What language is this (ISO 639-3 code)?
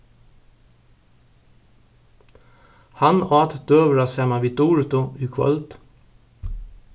fao